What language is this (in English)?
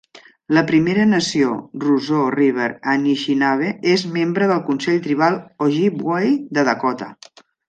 Catalan